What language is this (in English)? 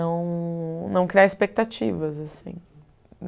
Portuguese